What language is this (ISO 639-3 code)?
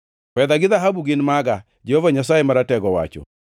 luo